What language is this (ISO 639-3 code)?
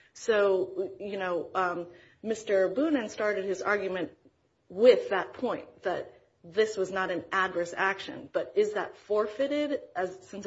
eng